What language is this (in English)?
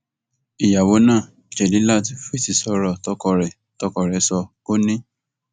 Yoruba